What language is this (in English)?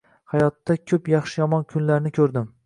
Uzbek